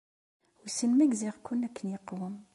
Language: Kabyle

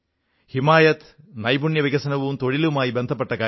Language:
Malayalam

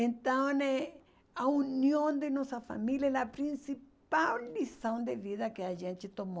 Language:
Portuguese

